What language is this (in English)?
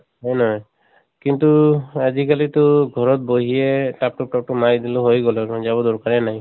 Assamese